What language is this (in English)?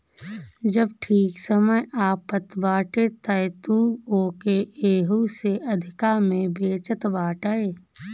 Bhojpuri